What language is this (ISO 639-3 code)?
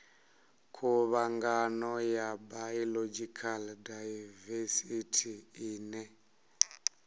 ven